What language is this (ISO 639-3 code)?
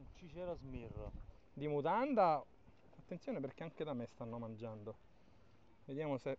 ita